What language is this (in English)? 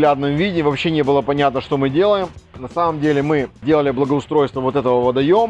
Russian